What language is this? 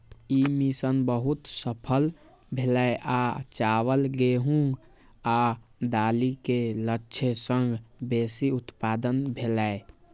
Maithili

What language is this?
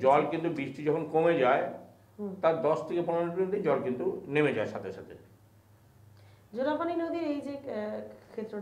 Hindi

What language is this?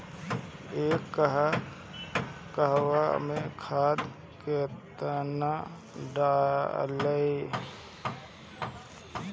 Bhojpuri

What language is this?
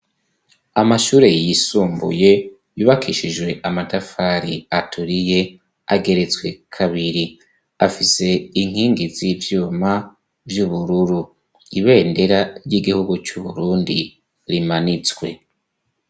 Rundi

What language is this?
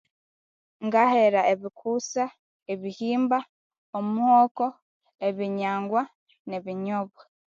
Konzo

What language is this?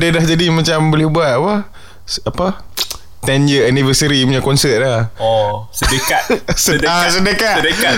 Malay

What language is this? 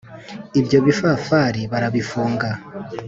Kinyarwanda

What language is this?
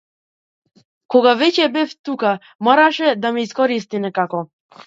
Macedonian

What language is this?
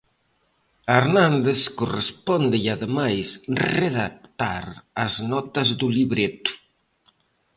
Galician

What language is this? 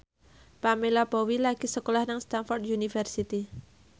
Javanese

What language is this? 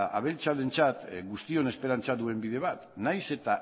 Basque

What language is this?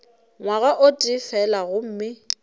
Northern Sotho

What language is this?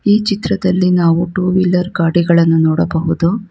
Kannada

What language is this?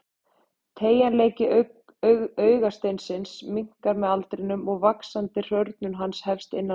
Icelandic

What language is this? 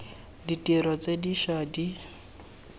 Tswana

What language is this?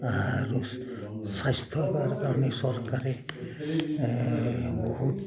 Assamese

